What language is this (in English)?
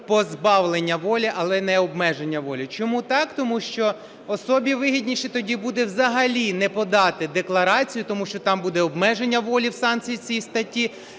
Ukrainian